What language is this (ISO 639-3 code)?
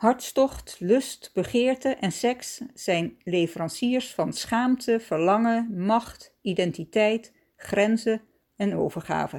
nld